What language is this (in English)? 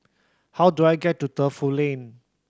English